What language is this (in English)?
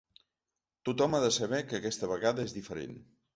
Catalan